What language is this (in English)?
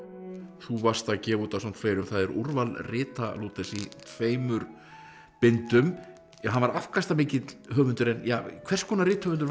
Icelandic